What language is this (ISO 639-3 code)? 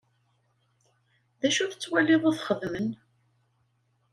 kab